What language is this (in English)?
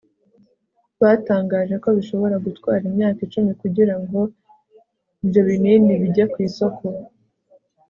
Kinyarwanda